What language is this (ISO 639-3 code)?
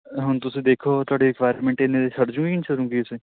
pan